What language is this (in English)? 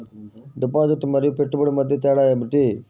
Telugu